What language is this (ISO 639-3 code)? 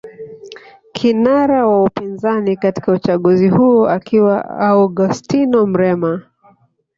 swa